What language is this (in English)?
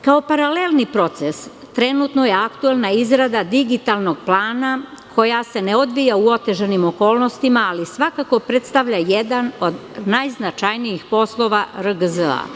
Serbian